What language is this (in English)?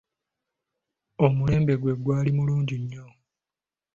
Ganda